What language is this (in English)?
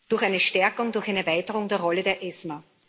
German